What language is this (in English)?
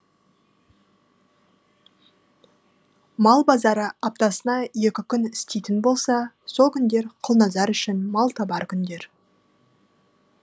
Kazakh